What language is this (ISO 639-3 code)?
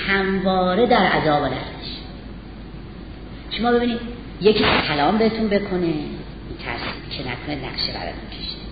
fas